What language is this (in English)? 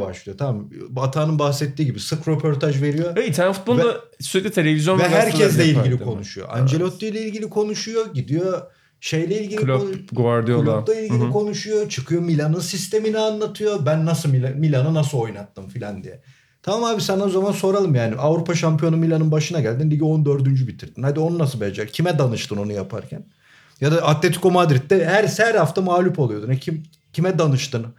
Turkish